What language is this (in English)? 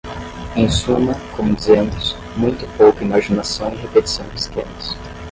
Portuguese